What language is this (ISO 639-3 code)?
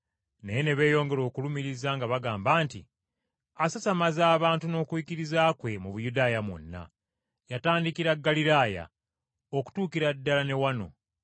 lug